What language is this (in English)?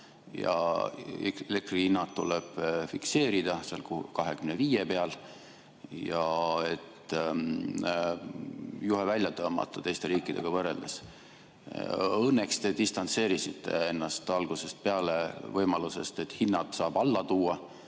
Estonian